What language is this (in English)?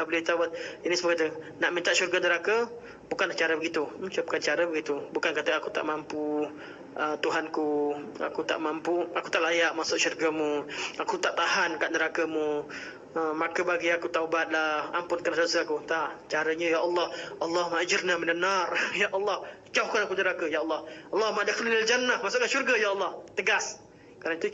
Malay